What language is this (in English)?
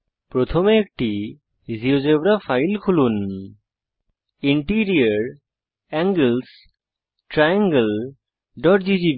Bangla